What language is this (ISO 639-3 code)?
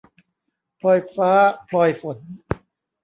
tha